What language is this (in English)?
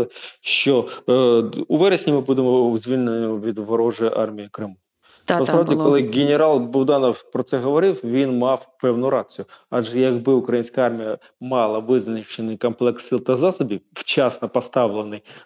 Ukrainian